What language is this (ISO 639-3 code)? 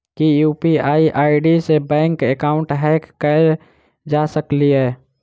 mai